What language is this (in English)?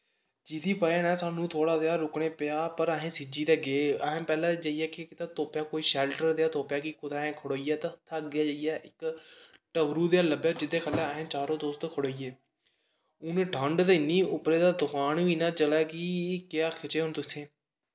Dogri